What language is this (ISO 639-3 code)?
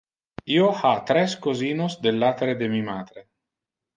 ina